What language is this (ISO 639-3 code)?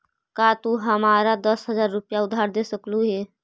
mag